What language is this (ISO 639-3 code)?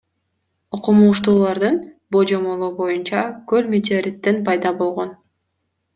kir